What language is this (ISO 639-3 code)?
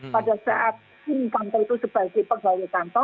ind